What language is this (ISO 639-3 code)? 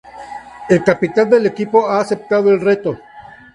spa